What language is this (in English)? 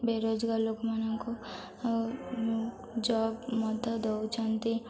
Odia